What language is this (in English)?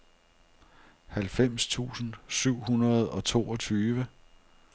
Danish